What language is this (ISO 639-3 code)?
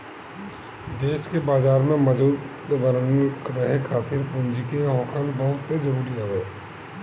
bho